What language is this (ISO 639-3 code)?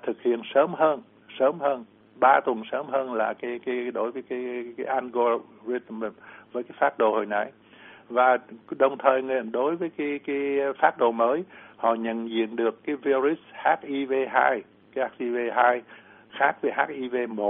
vie